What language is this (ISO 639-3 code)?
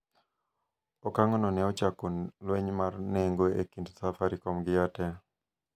luo